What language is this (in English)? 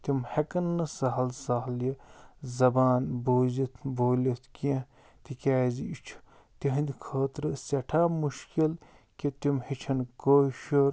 Kashmiri